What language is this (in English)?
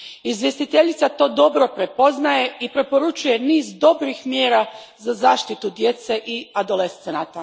Croatian